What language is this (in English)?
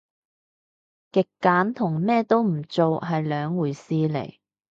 Cantonese